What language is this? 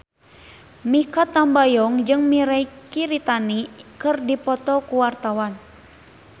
Sundanese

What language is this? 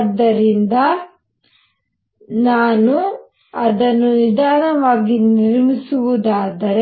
Kannada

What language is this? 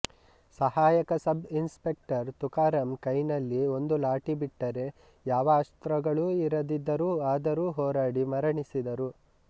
Kannada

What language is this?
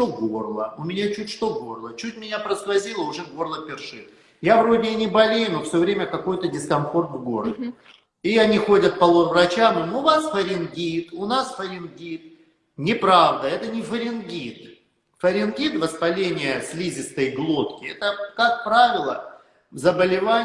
Russian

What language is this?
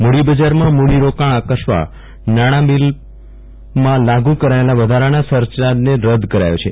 Gujarati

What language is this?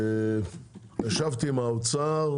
Hebrew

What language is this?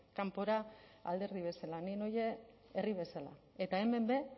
Basque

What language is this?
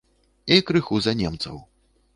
Belarusian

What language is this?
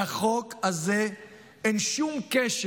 Hebrew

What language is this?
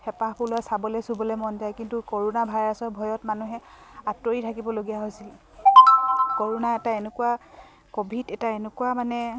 Assamese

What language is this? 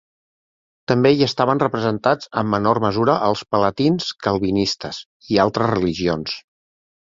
Catalan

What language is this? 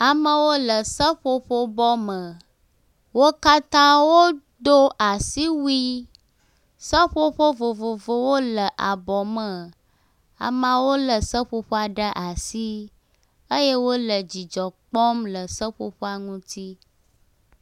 Ewe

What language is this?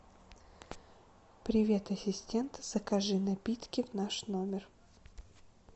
Russian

